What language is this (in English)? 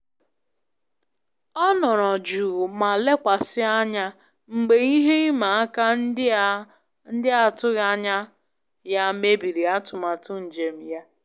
Igbo